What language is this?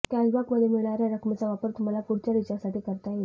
Marathi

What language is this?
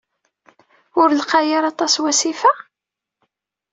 Kabyle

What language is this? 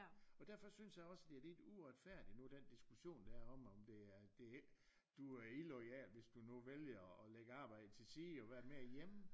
Danish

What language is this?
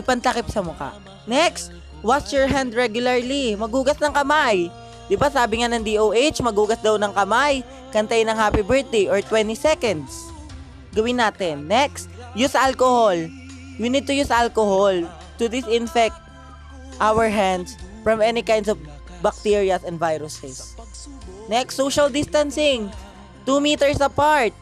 Filipino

